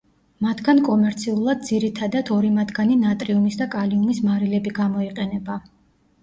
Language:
Georgian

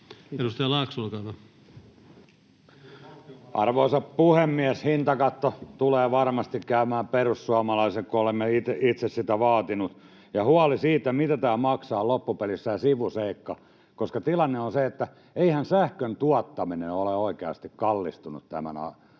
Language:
Finnish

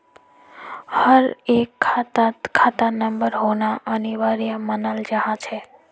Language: Magahi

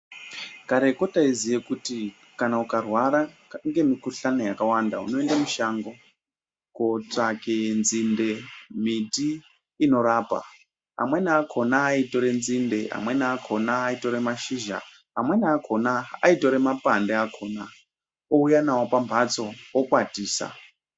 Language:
Ndau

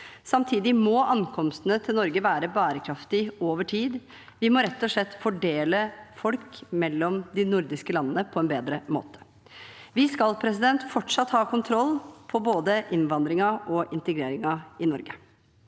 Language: Norwegian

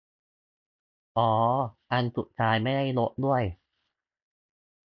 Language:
Thai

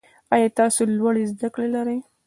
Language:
Pashto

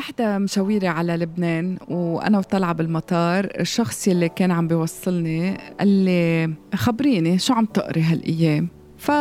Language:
Arabic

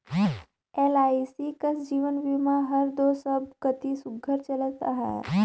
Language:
Chhattisgarhi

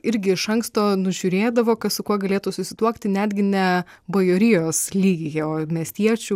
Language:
Lithuanian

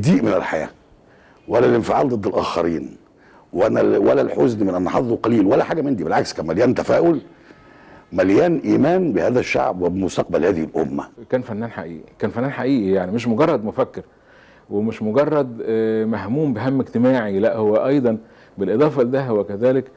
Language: Arabic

